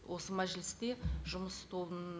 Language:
Kazakh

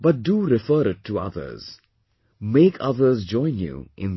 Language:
English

